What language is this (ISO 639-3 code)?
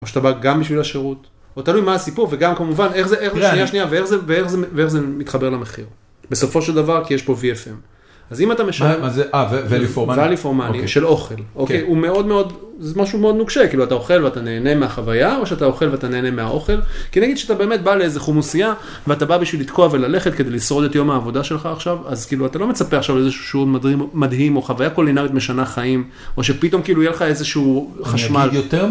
heb